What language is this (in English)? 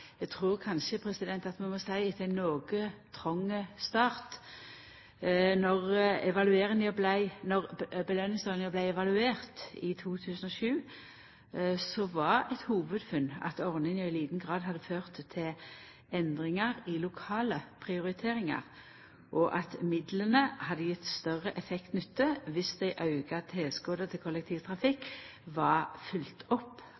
Norwegian Nynorsk